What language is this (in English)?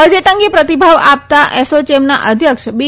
Gujarati